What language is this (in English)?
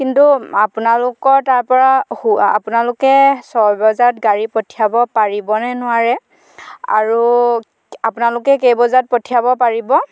Assamese